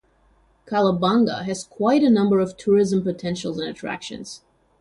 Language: English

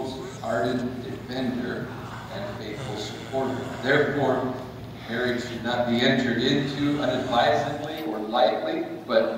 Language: English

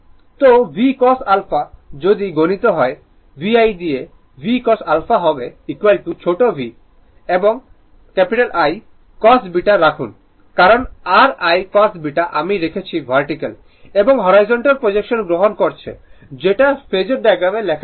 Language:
Bangla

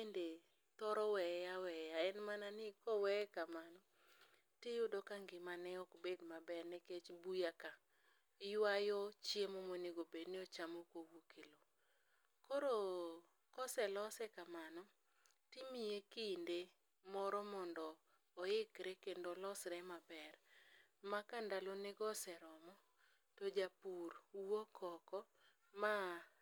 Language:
Luo (Kenya and Tanzania)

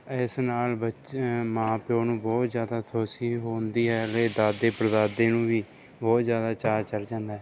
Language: Punjabi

